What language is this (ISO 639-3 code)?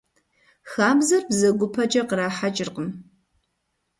kbd